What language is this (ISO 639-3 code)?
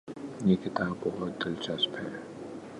urd